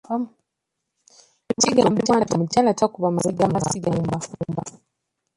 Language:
Ganda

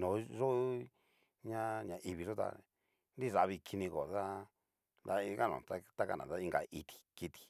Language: Cacaloxtepec Mixtec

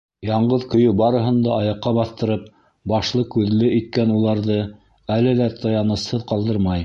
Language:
Bashkir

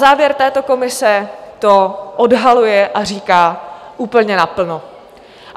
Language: Czech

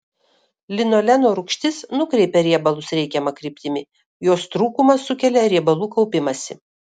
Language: Lithuanian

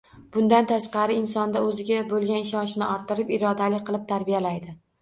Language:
Uzbek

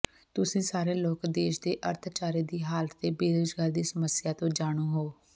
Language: Punjabi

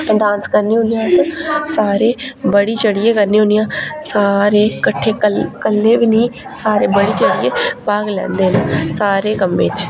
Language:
Dogri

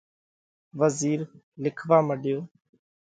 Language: Parkari Koli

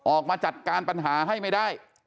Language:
Thai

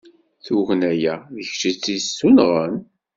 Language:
Kabyle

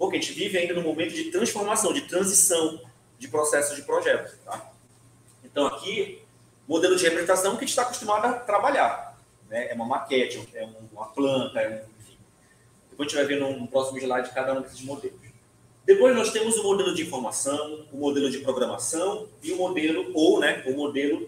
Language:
Portuguese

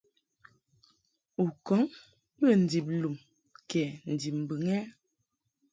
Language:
Mungaka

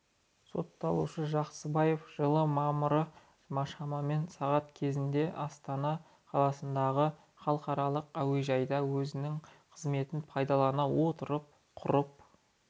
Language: Kazakh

